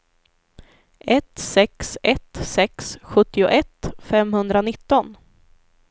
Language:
Swedish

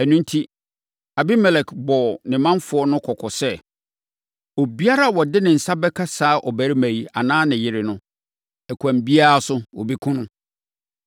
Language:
Akan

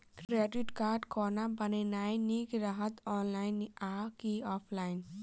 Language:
Maithili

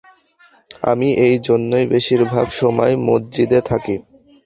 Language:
Bangla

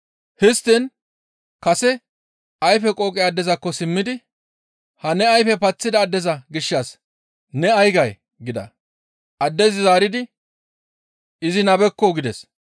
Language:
Gamo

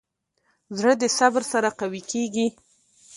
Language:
Pashto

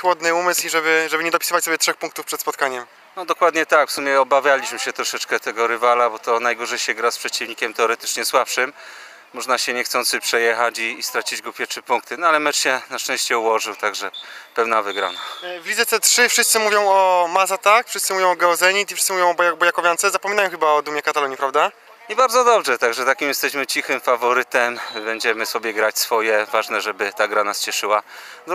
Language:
Polish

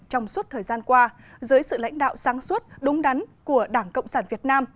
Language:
Vietnamese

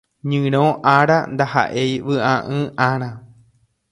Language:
Guarani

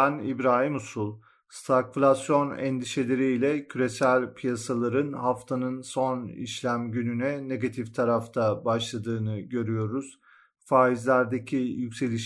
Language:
Turkish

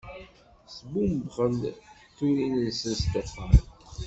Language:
Kabyle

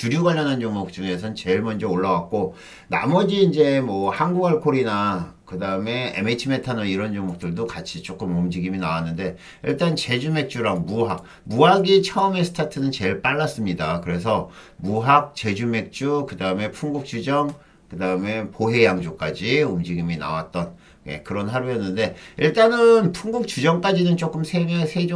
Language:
Korean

